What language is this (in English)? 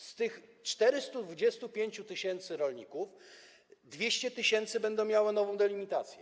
Polish